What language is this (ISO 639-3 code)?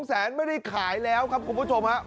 tha